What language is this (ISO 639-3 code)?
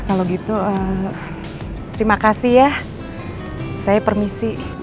ind